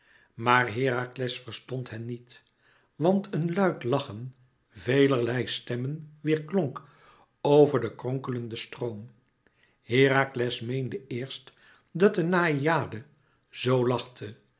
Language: Dutch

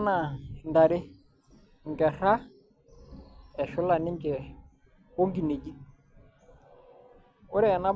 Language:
Masai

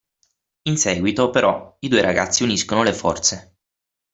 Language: Italian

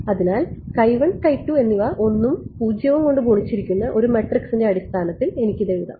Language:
Malayalam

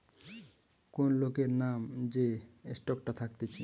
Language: Bangla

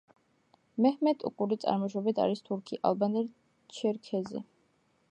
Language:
Georgian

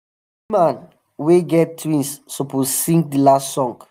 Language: Nigerian Pidgin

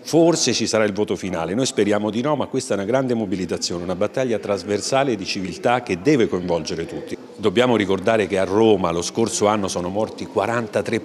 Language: Italian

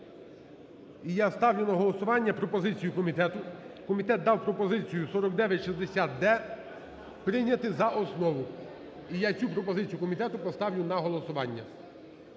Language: Ukrainian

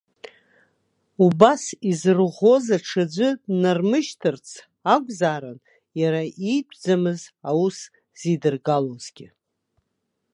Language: Abkhazian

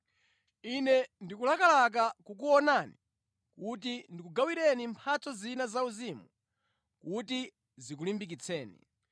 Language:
Nyanja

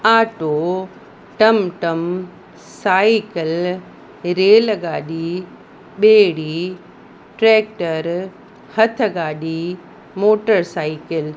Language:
Sindhi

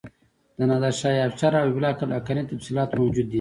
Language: Pashto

